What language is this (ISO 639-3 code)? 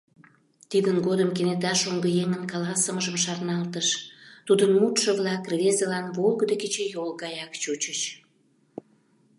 chm